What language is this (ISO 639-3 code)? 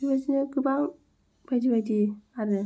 brx